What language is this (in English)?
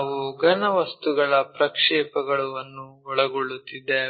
Kannada